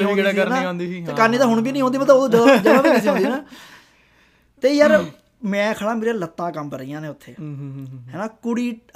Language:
Punjabi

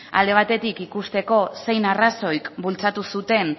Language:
Basque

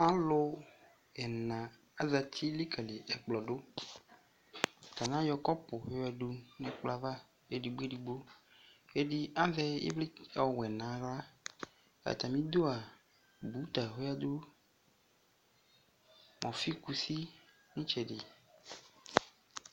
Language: Ikposo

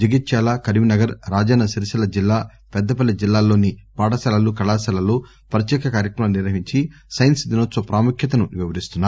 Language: Telugu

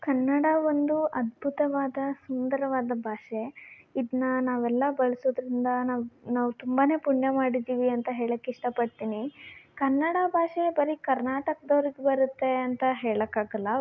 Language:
Kannada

